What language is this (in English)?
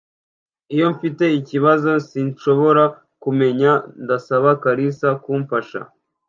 Kinyarwanda